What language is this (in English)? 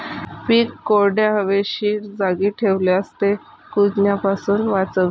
Marathi